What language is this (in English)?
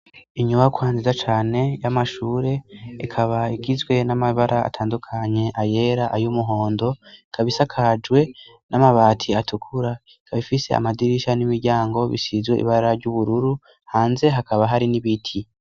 Rundi